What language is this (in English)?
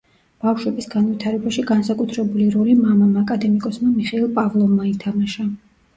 Georgian